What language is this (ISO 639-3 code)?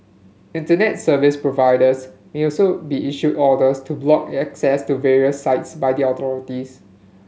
eng